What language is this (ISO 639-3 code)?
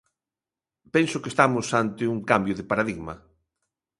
glg